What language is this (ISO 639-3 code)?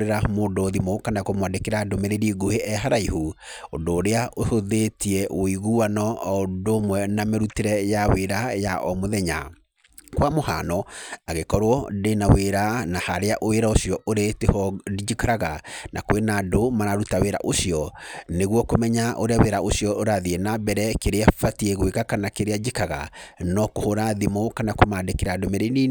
kik